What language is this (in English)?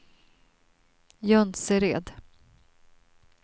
Swedish